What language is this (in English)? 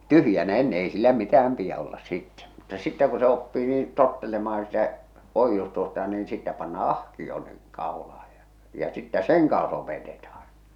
Finnish